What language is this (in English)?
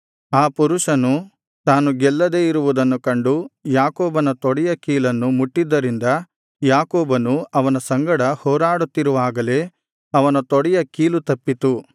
Kannada